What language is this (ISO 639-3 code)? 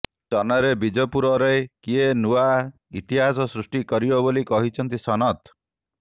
ori